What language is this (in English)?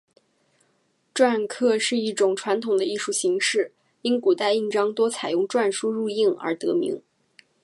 Chinese